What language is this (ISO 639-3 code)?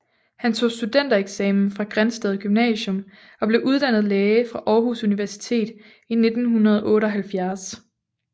dan